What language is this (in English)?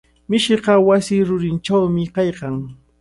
Cajatambo North Lima Quechua